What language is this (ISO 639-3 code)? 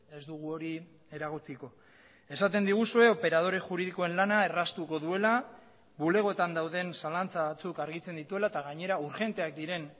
eus